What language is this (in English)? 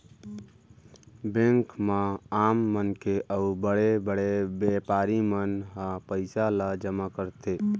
Chhattisgarhi